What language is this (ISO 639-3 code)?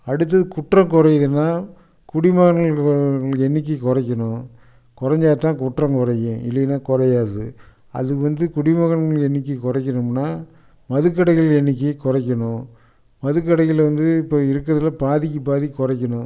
tam